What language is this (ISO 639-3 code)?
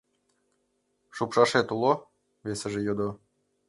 chm